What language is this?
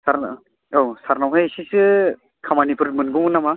Bodo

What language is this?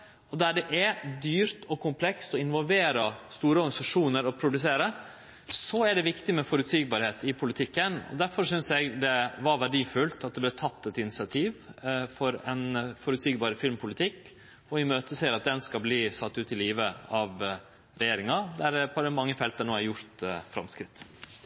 Norwegian Nynorsk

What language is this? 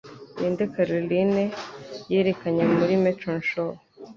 Kinyarwanda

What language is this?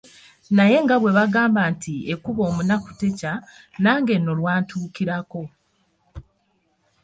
Ganda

